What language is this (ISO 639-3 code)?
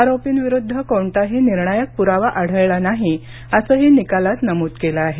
mar